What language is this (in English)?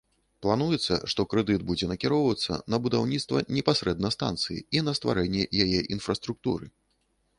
Belarusian